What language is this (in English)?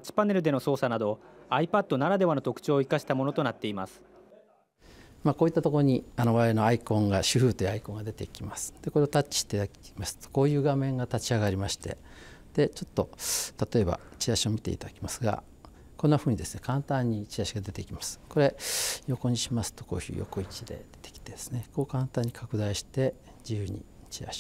Japanese